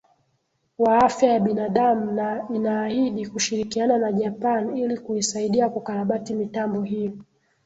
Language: Swahili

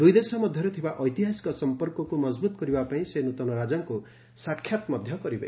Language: Odia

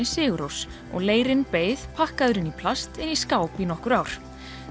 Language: Icelandic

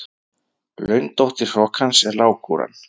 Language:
Icelandic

